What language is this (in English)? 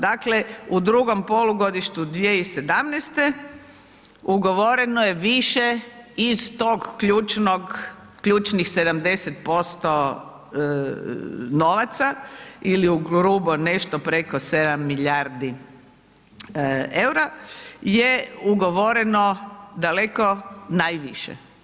Croatian